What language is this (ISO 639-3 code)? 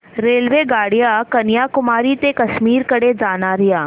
mar